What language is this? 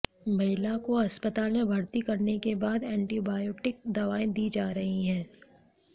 Hindi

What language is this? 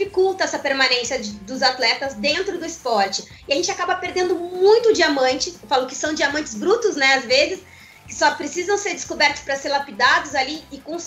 Portuguese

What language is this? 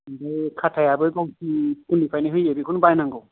Bodo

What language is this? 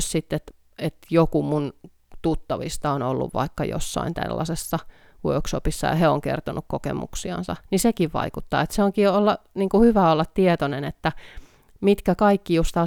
Finnish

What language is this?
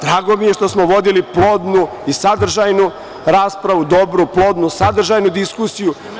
Serbian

